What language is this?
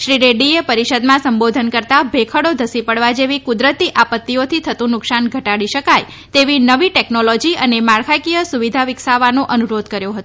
Gujarati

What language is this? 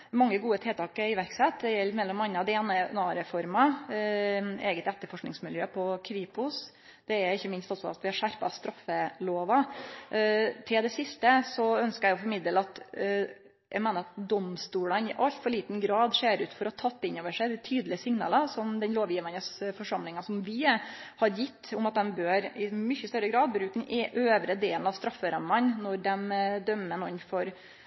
Norwegian Nynorsk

